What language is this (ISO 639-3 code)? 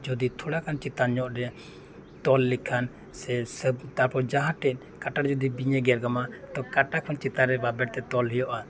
sat